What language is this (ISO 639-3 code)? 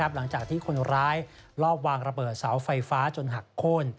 tha